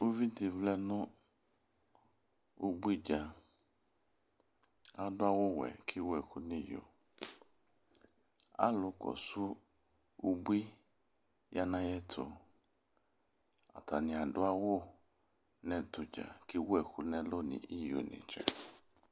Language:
Ikposo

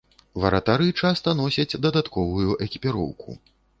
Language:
Belarusian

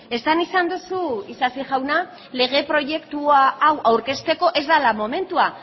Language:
Basque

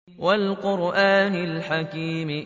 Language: Arabic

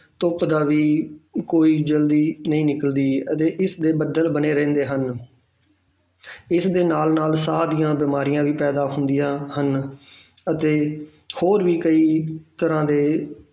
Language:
Punjabi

